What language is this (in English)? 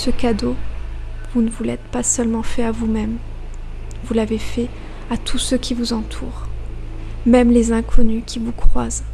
French